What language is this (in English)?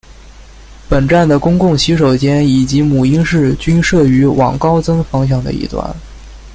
Chinese